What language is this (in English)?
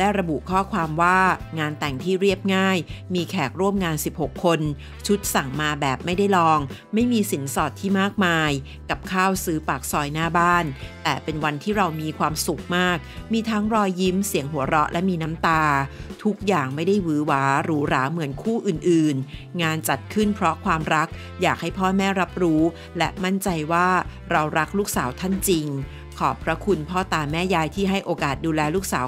Thai